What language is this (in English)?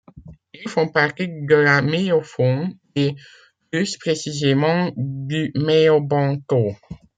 French